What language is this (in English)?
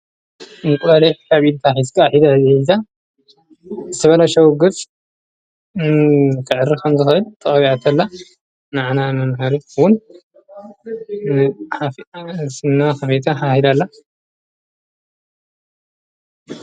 Tigrinya